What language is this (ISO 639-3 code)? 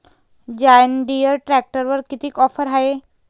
mar